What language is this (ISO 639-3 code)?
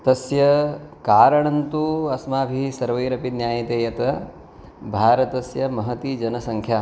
san